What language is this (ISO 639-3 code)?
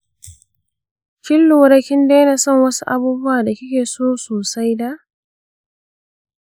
hau